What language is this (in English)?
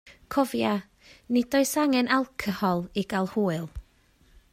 Welsh